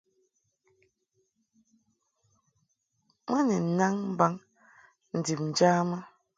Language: Mungaka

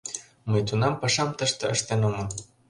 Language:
Mari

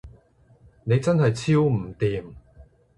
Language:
Cantonese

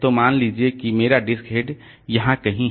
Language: Hindi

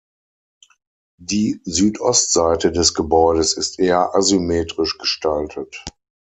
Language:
German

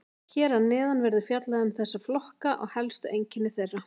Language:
Icelandic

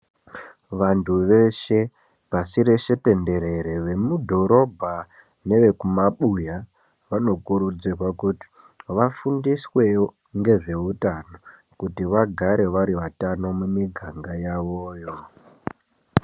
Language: Ndau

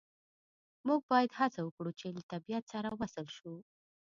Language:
Pashto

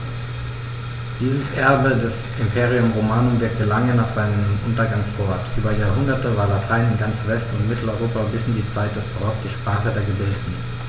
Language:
German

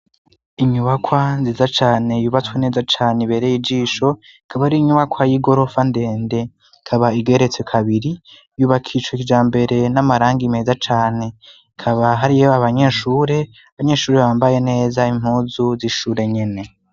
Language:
Rundi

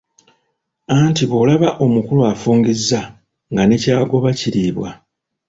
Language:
Ganda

